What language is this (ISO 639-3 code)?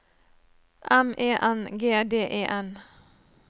nor